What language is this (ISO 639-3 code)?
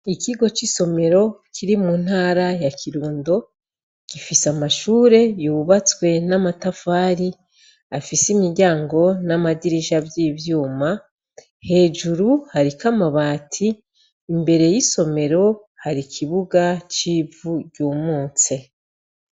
run